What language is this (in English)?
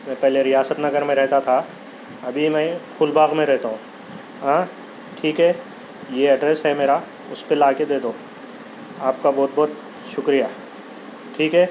Urdu